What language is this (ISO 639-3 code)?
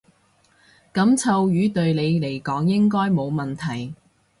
yue